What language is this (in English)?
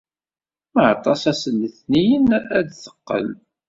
Kabyle